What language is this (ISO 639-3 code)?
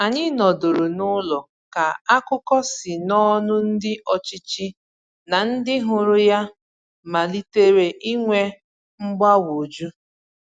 ibo